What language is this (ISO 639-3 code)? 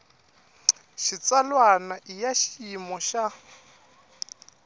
tso